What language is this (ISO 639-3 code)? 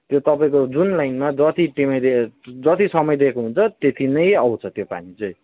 nep